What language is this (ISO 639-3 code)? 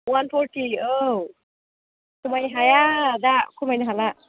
brx